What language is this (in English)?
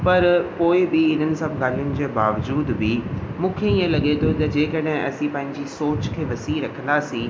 Sindhi